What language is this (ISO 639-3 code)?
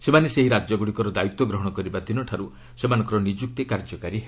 ori